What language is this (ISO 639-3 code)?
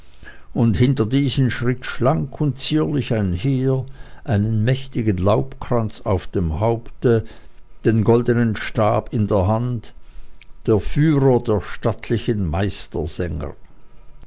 deu